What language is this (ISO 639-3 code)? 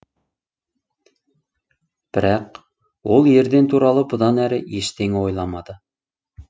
kaz